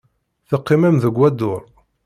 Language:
Kabyle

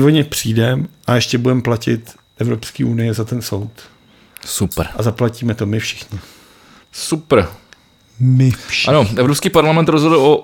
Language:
Czech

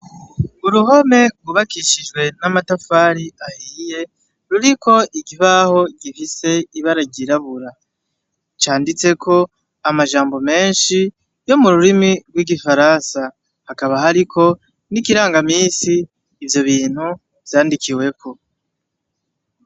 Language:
Rundi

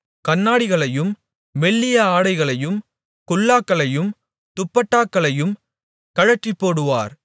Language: Tamil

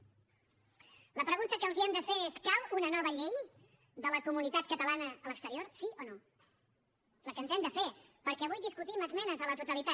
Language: Catalan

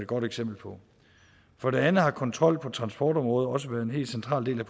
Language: Danish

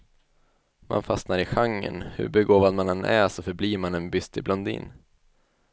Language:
Swedish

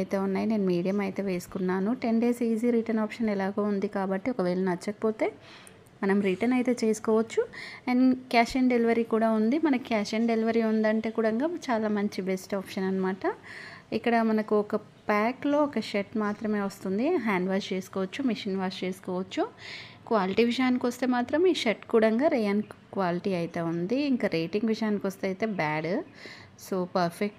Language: Telugu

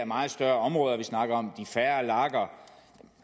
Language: Danish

